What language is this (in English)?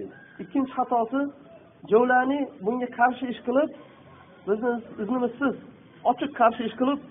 Turkish